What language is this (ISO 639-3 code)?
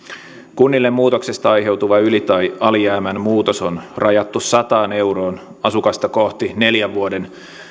fin